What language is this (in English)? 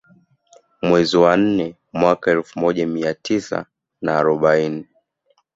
Swahili